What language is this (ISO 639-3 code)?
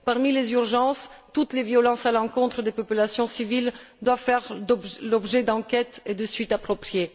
fra